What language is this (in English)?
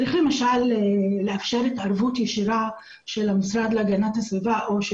Hebrew